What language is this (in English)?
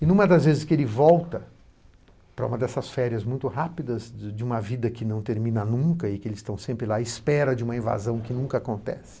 Portuguese